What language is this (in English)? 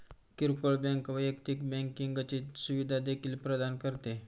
Marathi